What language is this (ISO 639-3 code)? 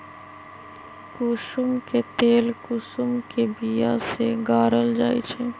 mag